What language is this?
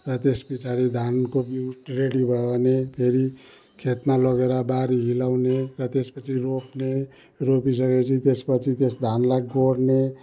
Nepali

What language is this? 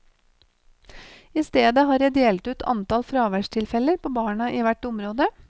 Norwegian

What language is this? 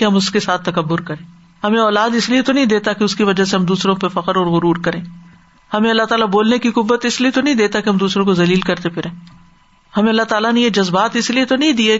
Urdu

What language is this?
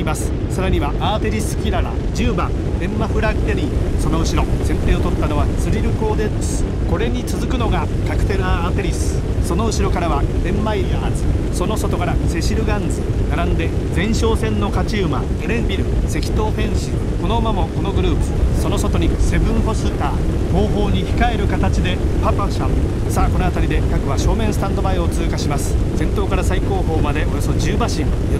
Japanese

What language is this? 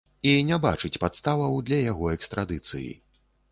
Belarusian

